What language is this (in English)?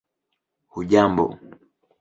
Swahili